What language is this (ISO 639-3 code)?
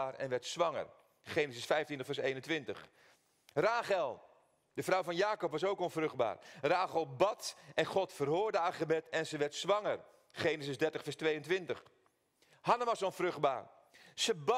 nld